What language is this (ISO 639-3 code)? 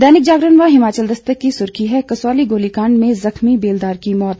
hin